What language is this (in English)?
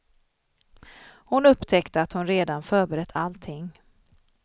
Swedish